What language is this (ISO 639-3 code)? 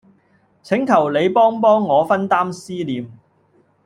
yue